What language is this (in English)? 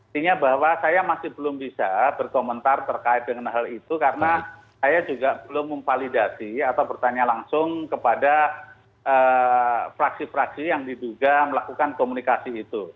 Indonesian